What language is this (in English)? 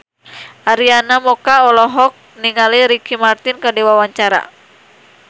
Sundanese